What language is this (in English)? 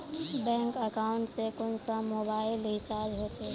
Magahi